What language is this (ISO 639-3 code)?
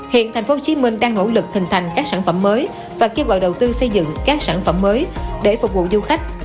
vie